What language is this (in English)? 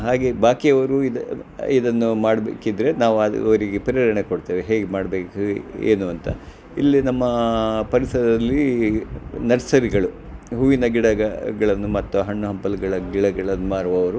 Kannada